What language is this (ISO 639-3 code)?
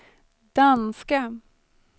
swe